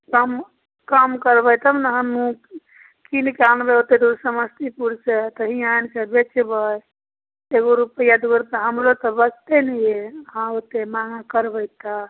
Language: Maithili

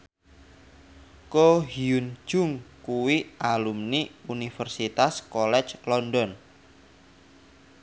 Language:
Javanese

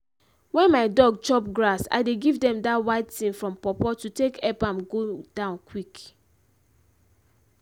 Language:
Nigerian Pidgin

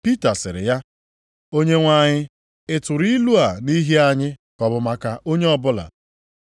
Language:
Igbo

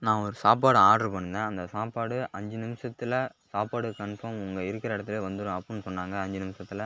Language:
Tamil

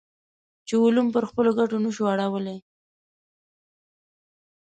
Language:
Pashto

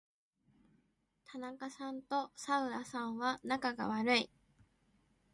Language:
Japanese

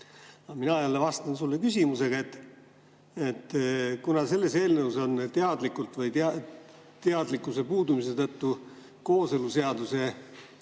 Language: Estonian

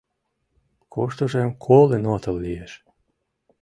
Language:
Mari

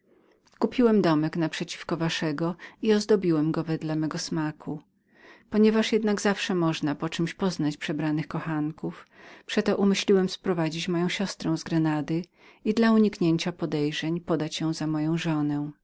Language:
Polish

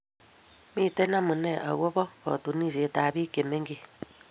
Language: Kalenjin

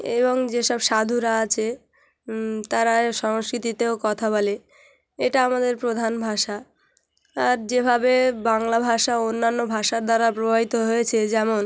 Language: Bangla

